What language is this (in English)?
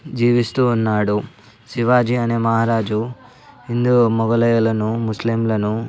Telugu